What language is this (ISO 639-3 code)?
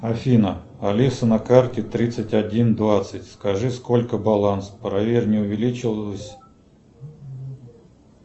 rus